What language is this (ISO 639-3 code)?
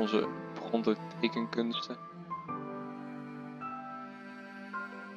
nld